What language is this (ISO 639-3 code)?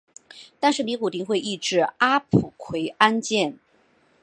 zho